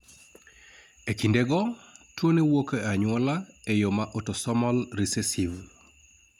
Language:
Luo (Kenya and Tanzania)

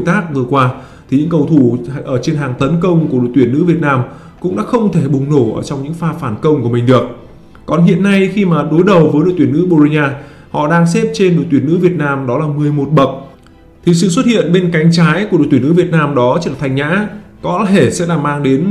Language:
Vietnamese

